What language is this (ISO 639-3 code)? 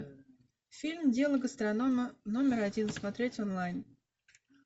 rus